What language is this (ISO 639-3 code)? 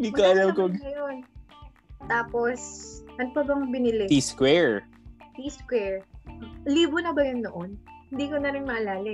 fil